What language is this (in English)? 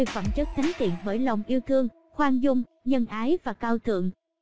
Vietnamese